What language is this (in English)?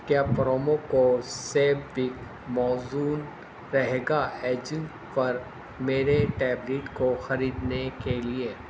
Urdu